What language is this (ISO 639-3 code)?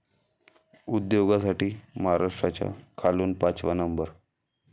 mar